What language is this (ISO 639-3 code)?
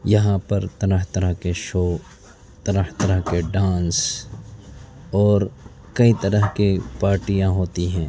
urd